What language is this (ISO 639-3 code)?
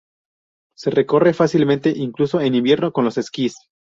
spa